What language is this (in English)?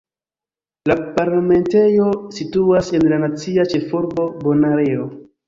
Esperanto